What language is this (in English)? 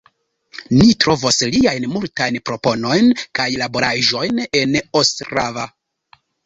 Esperanto